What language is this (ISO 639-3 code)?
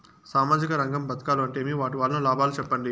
tel